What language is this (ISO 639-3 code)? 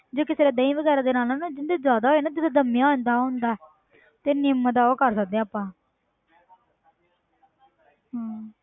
pan